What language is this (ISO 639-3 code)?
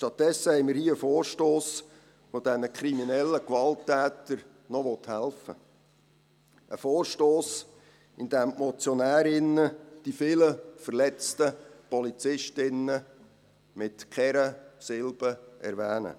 gsw